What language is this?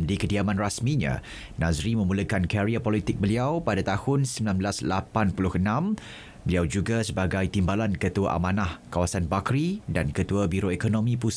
Malay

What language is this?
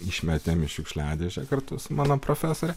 Lithuanian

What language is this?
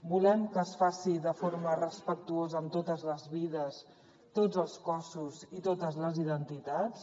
Catalan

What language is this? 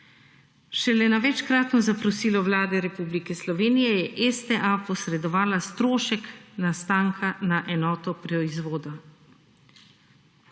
Slovenian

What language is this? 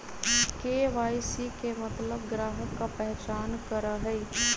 Magahi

